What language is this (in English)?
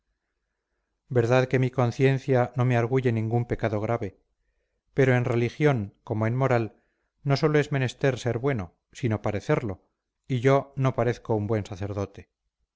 Spanish